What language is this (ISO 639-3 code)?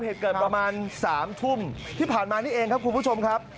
tha